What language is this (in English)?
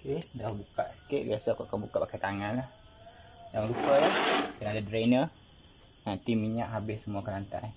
Malay